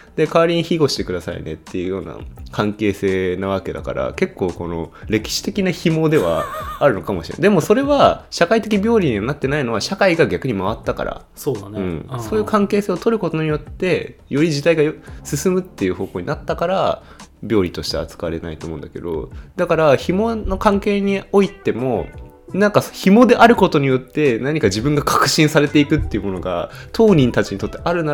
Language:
Japanese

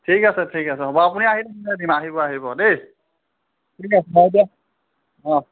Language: Assamese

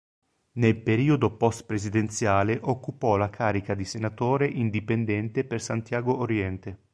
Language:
Italian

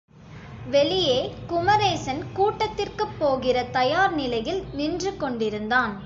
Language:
Tamil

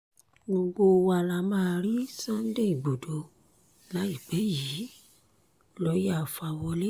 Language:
Yoruba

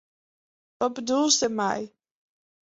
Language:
Western Frisian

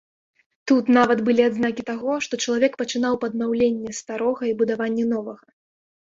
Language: Belarusian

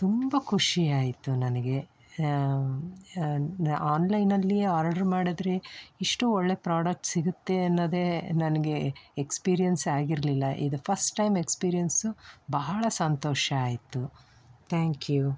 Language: Kannada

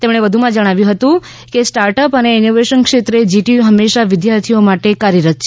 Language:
Gujarati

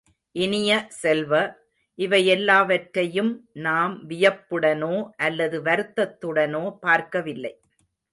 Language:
Tamil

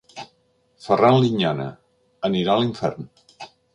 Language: Catalan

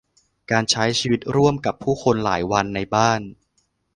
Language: Thai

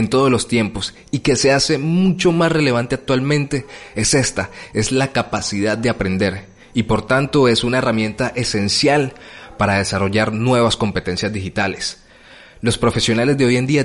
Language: Spanish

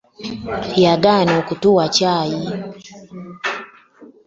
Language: Ganda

